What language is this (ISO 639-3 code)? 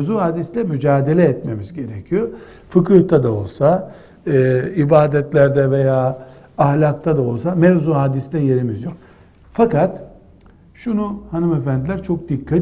tur